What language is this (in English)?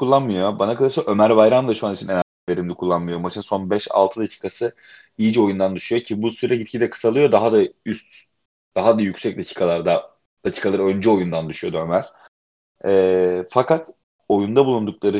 Turkish